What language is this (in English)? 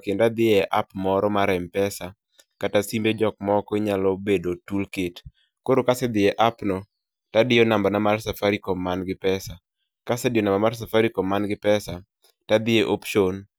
Luo (Kenya and Tanzania)